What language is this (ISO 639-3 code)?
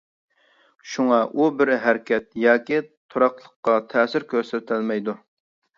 uig